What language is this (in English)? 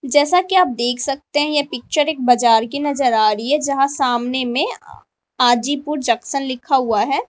Hindi